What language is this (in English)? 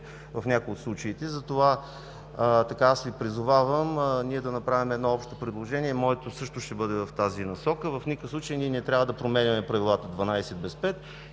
Bulgarian